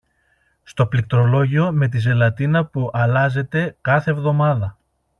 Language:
Greek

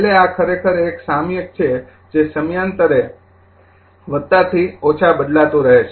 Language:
Gujarati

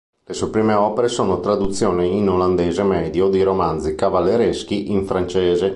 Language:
Italian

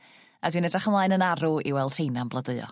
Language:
Welsh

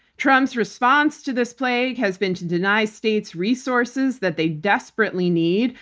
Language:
English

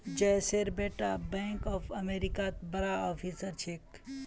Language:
Magahi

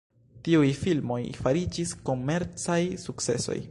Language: Esperanto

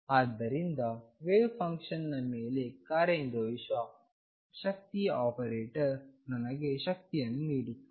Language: Kannada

